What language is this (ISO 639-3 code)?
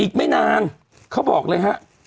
tha